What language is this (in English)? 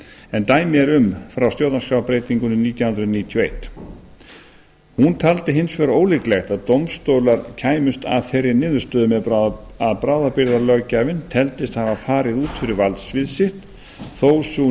Icelandic